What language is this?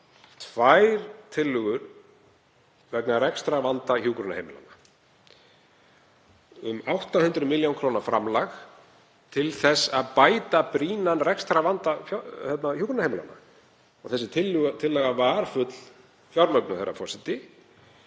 Icelandic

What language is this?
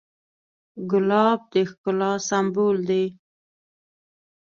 Pashto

